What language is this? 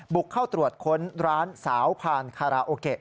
Thai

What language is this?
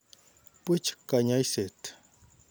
Kalenjin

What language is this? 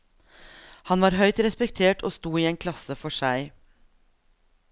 Norwegian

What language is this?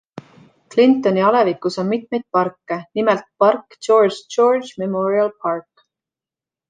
Estonian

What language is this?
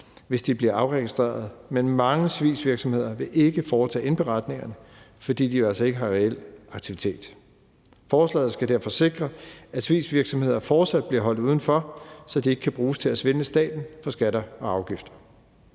Danish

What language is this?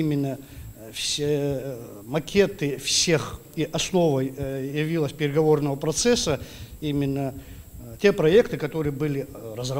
Russian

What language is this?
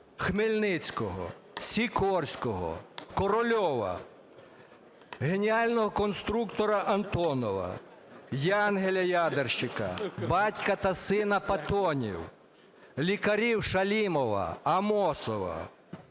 Ukrainian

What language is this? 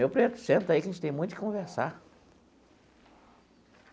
Portuguese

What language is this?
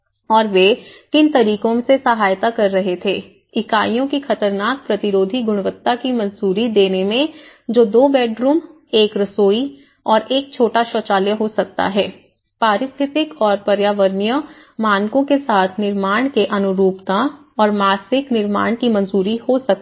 Hindi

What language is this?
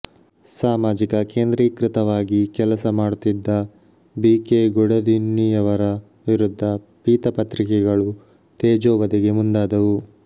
Kannada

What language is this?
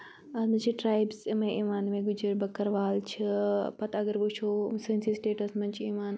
Kashmiri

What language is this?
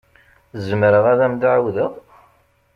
Kabyle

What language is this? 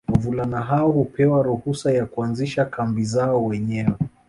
Swahili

